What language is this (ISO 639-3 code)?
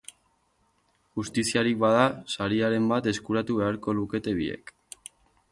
eus